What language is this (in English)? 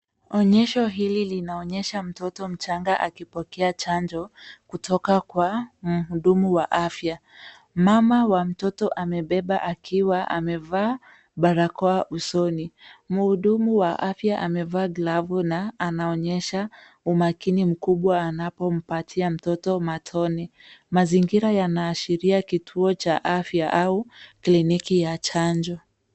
Swahili